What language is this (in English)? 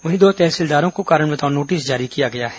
Hindi